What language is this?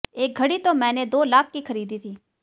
Hindi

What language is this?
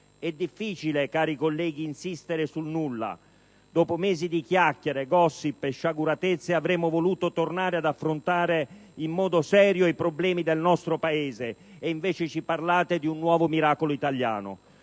Italian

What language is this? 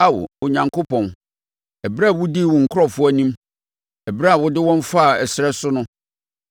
Akan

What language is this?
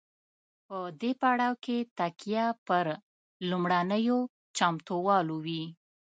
Pashto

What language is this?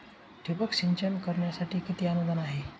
Marathi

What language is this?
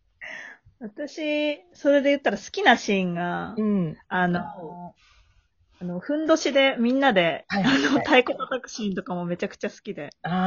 Japanese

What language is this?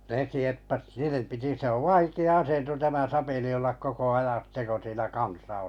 Finnish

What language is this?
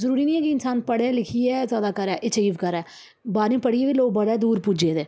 Dogri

